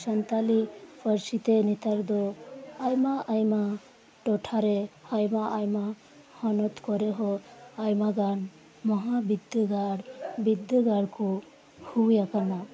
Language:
Santali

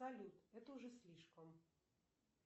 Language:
Russian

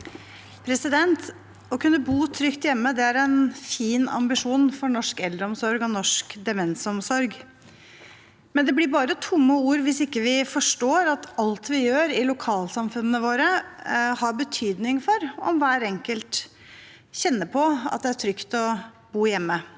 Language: Norwegian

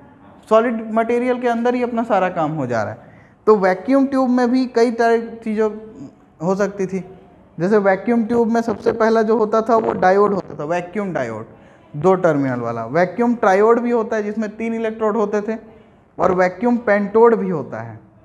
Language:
Hindi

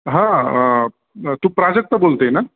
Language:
Marathi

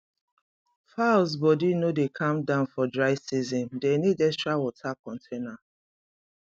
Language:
Nigerian Pidgin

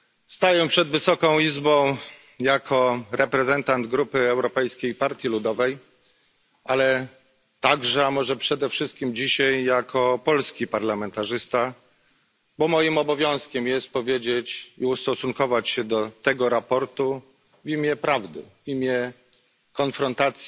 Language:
Polish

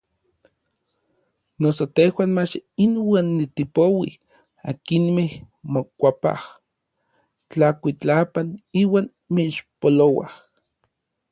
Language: Orizaba Nahuatl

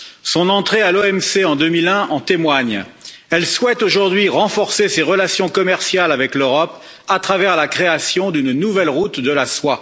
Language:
French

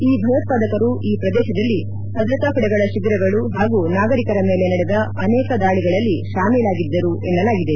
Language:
Kannada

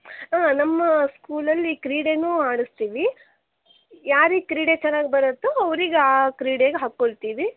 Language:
Kannada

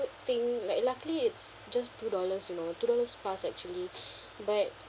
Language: English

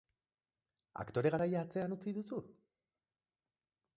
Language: Basque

